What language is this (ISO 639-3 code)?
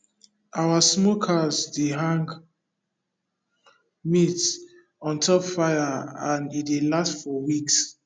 pcm